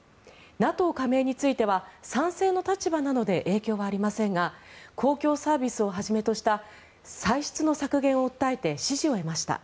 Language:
Japanese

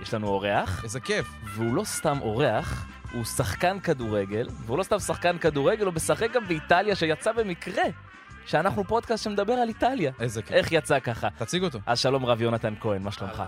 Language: Hebrew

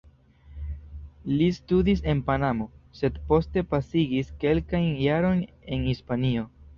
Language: Esperanto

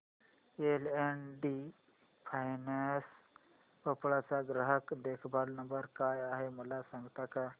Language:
Marathi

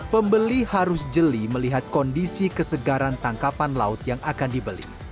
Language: Indonesian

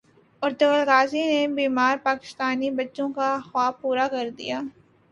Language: Urdu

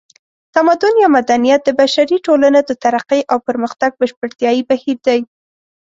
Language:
Pashto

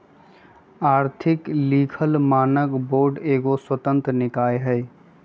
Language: Magahi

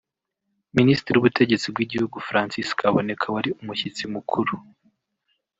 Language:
Kinyarwanda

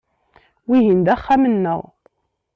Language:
Kabyle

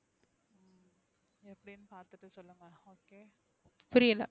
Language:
Tamil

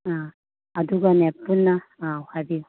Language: Manipuri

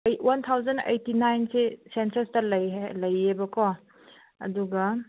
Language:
Manipuri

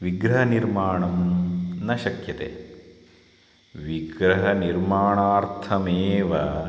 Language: Sanskrit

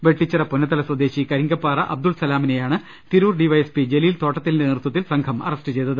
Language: Malayalam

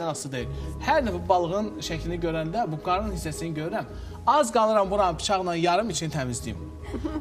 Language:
Turkish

